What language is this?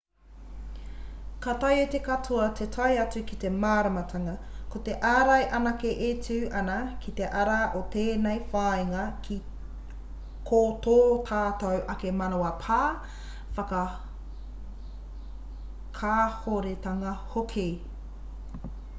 Māori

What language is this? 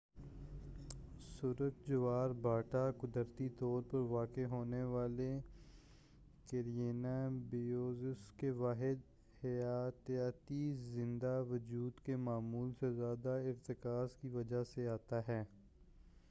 Urdu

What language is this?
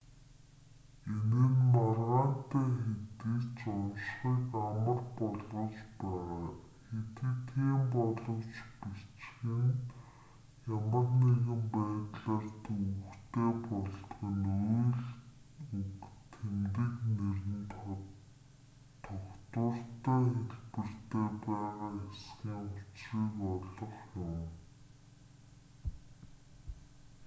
Mongolian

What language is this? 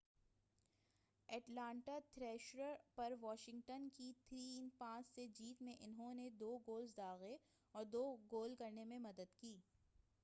Urdu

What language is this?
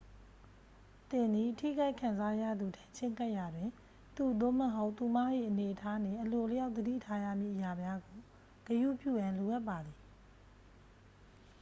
Burmese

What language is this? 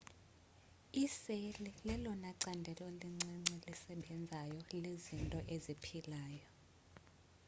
Xhosa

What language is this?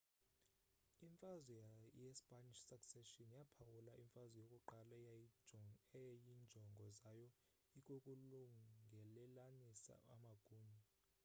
Xhosa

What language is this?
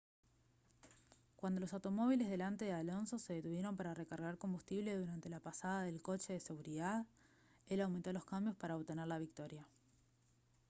Spanish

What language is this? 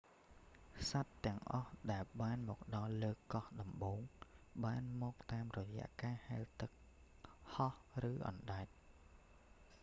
Khmer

